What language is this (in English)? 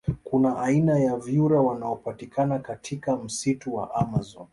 Swahili